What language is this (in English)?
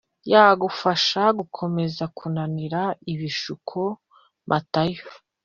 Kinyarwanda